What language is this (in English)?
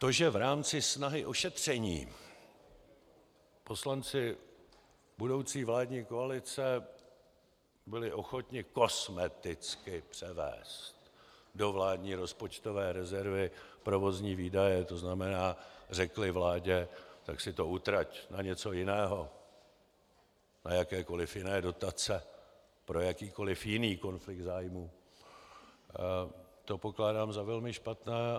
Czech